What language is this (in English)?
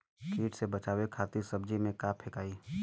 Bhojpuri